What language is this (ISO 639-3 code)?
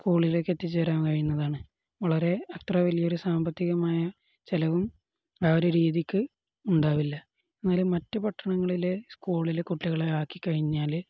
mal